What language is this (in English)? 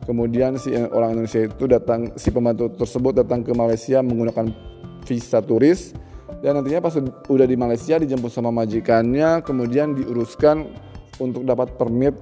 Indonesian